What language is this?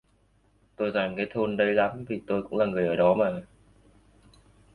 Vietnamese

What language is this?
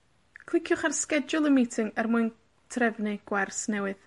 Welsh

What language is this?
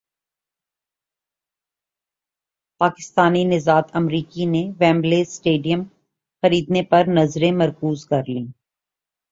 Urdu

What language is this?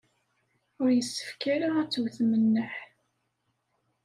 Kabyle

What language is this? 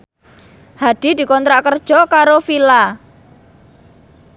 Javanese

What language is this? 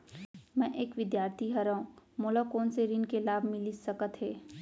Chhattisgarhi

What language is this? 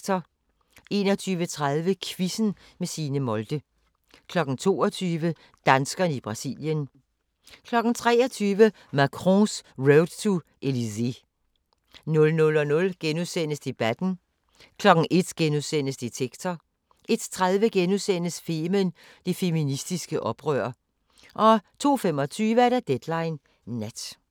Danish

